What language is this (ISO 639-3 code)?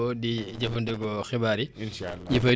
wol